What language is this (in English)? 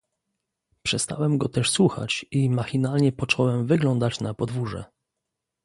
Polish